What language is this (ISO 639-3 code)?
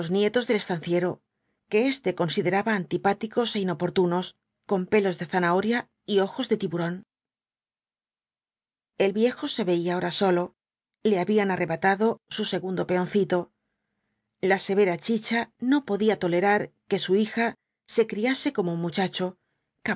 spa